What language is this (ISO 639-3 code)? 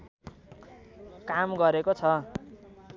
nep